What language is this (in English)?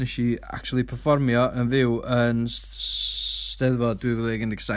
Welsh